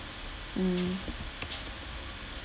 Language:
English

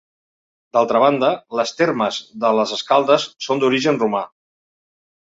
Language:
Catalan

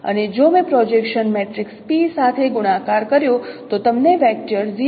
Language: Gujarati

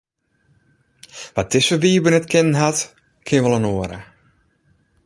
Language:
Western Frisian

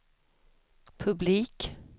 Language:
Swedish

